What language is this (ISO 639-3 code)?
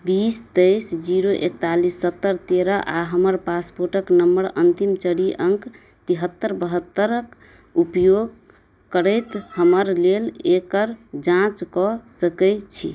mai